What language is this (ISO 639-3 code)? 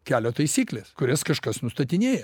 lit